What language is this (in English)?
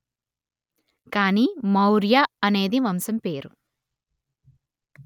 Telugu